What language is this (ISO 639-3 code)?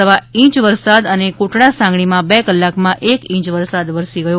guj